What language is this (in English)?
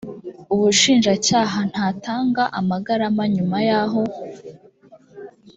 Kinyarwanda